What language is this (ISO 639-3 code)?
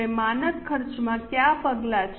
guj